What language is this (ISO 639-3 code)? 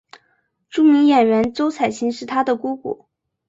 zho